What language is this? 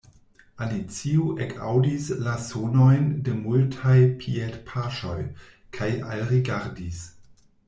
Esperanto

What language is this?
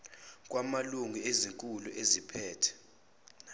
Zulu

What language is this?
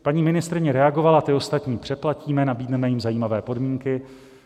Czech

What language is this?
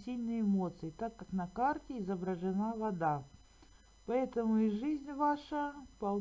Russian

